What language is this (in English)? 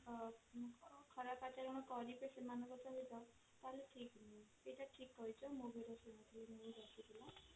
Odia